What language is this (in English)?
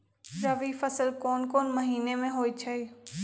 Magahi